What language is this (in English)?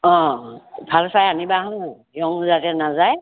Assamese